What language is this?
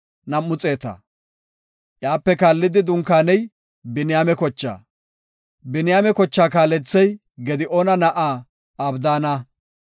Gofa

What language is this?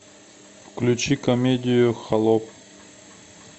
Russian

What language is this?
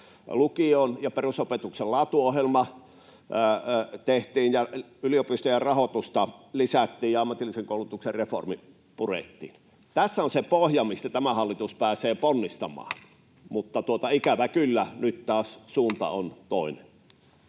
Finnish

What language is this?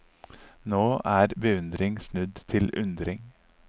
Norwegian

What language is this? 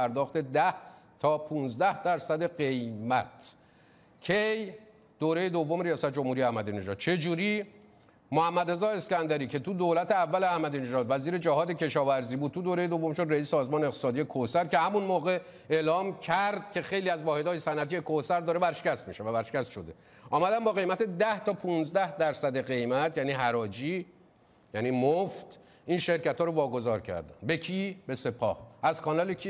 Persian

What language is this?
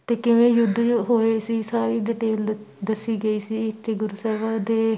Punjabi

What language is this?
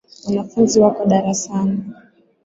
Swahili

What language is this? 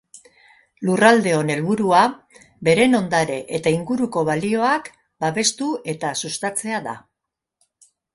Basque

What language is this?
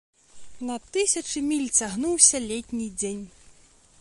Belarusian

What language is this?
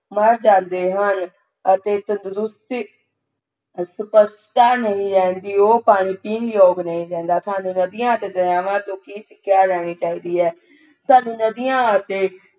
Punjabi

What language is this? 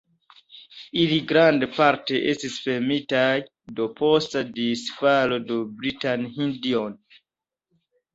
Esperanto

